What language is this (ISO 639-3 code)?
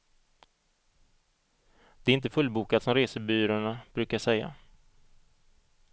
swe